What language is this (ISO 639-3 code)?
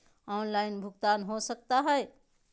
mag